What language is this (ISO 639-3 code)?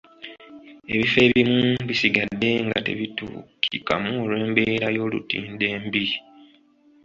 lug